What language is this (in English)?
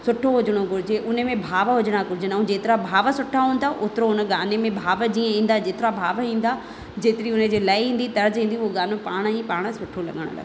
Sindhi